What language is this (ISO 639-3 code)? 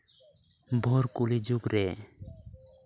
sat